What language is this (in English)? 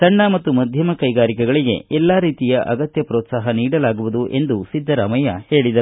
Kannada